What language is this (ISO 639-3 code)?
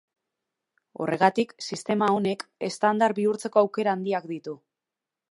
eus